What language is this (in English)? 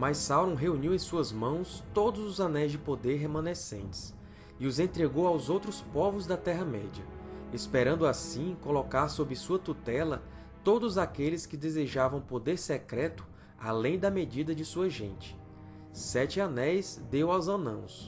Portuguese